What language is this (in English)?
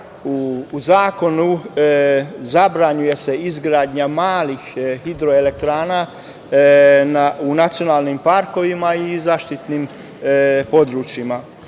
Serbian